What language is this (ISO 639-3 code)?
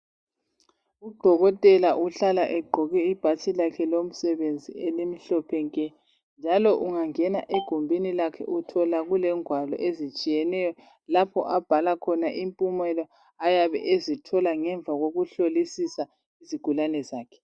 nde